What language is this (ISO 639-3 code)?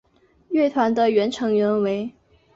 zho